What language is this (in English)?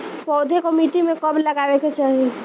Bhojpuri